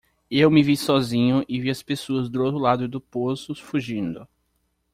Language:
Portuguese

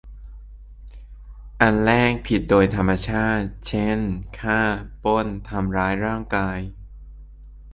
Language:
Thai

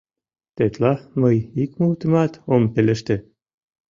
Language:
Mari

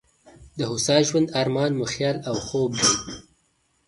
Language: Pashto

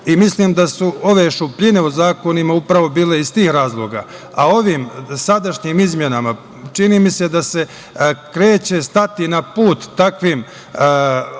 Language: Serbian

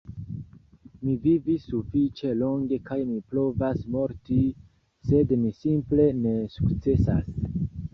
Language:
Esperanto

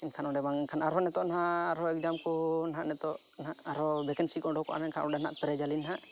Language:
Santali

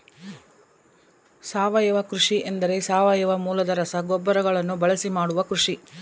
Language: Kannada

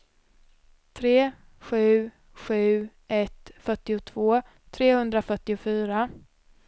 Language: Swedish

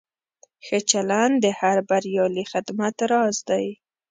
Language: Pashto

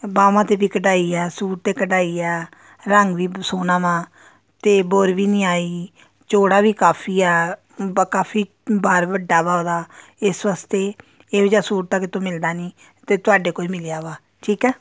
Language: Punjabi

